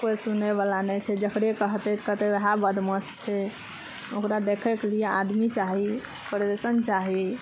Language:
Maithili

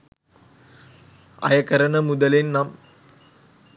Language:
Sinhala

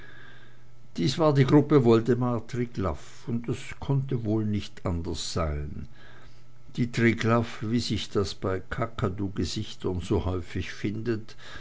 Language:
German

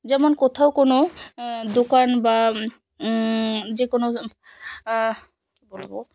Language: Bangla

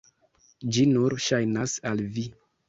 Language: Esperanto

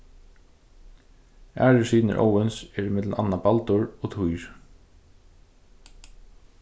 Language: Faroese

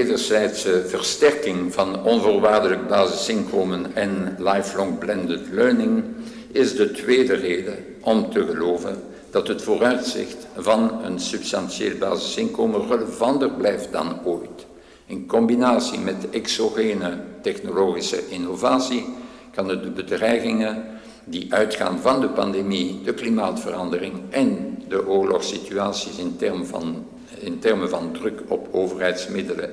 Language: Dutch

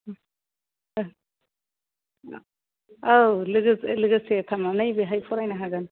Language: Bodo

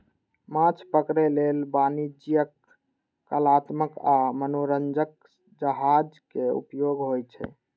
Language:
Maithili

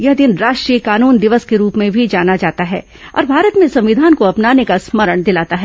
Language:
Hindi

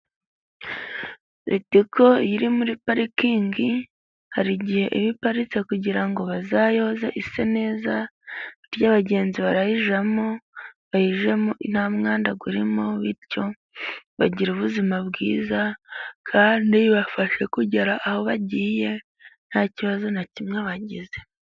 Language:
Kinyarwanda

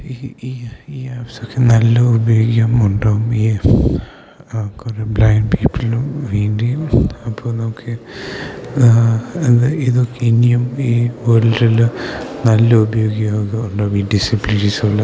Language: Malayalam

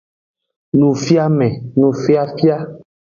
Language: Aja (Benin)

